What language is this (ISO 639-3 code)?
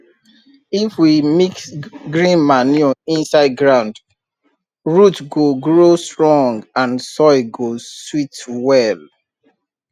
pcm